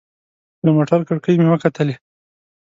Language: Pashto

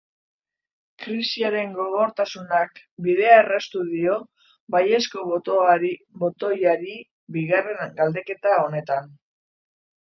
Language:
Basque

